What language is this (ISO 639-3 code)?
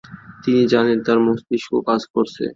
ben